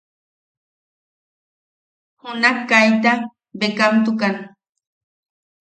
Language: Yaqui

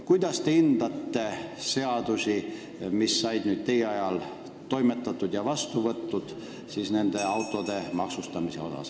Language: Estonian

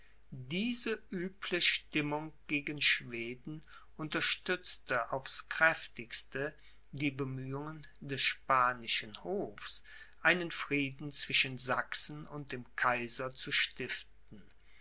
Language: German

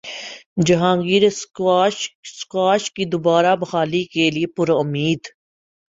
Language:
Urdu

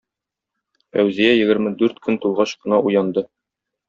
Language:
Tatar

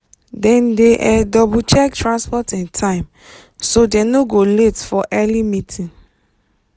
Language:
Nigerian Pidgin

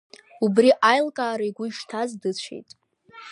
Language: Abkhazian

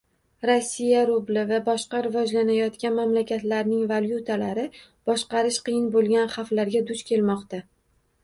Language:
Uzbek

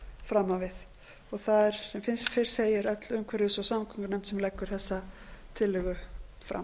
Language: Icelandic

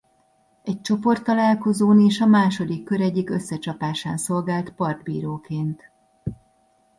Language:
Hungarian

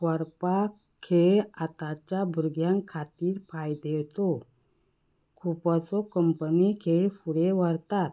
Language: Konkani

